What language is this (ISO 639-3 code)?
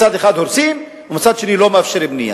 heb